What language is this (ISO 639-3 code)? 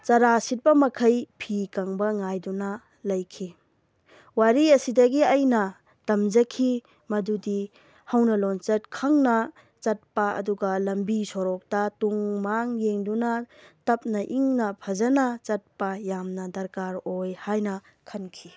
mni